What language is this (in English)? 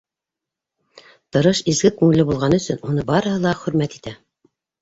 Bashkir